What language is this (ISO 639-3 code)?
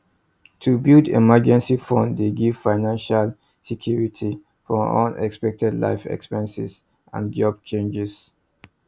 pcm